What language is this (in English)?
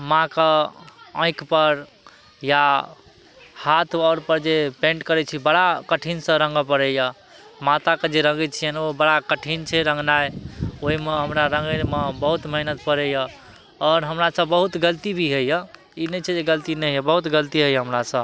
Maithili